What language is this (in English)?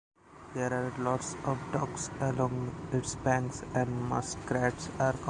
English